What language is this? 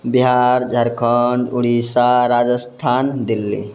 Maithili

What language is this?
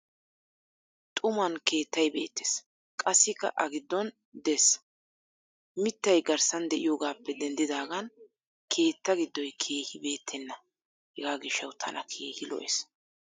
Wolaytta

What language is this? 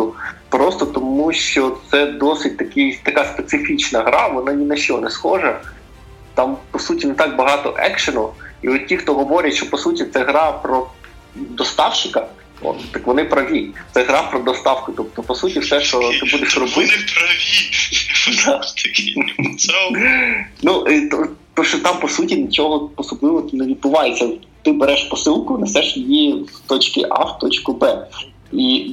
Ukrainian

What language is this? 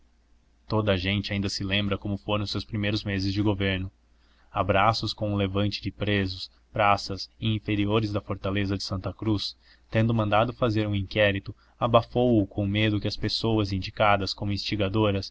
Portuguese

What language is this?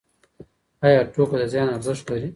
Pashto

